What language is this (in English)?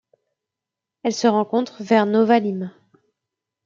French